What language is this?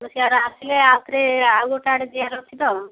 Odia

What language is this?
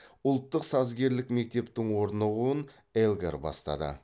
Kazakh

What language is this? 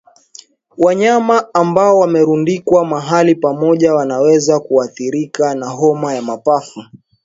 Swahili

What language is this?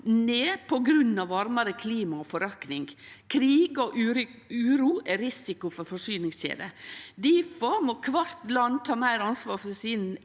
Norwegian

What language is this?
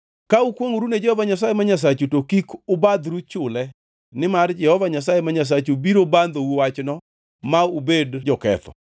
Luo (Kenya and Tanzania)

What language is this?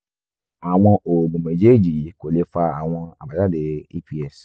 Yoruba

